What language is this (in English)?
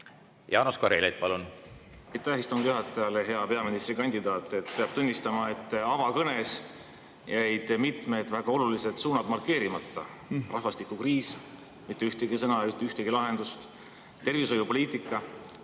Estonian